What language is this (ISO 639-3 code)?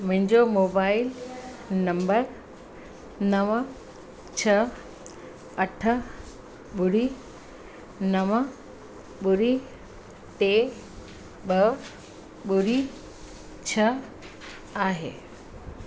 snd